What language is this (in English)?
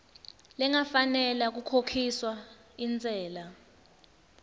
Swati